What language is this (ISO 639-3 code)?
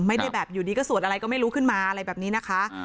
tha